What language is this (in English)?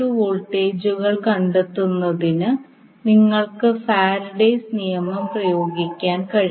Malayalam